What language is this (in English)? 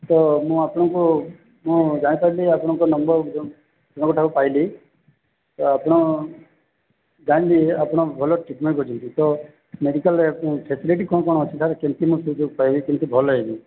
Odia